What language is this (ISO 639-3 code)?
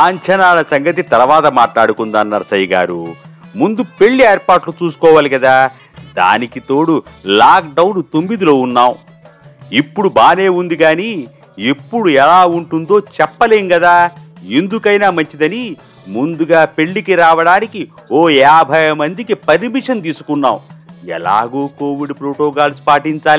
tel